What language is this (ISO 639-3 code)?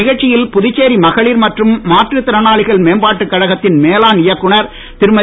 tam